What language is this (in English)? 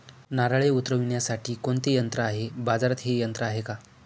Marathi